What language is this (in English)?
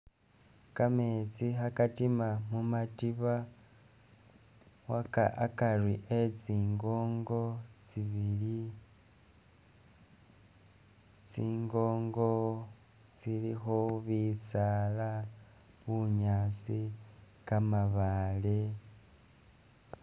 Masaaba